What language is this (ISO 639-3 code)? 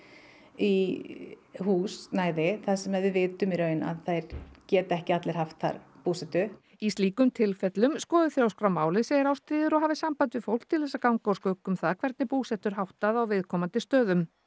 isl